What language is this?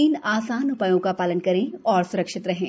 Hindi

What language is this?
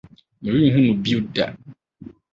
Akan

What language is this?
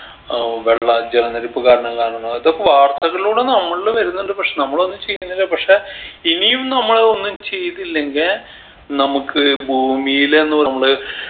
Malayalam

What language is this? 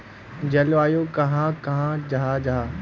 Magahi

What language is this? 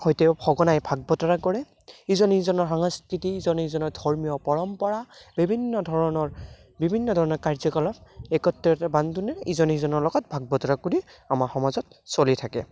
Assamese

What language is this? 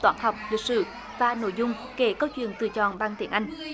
Vietnamese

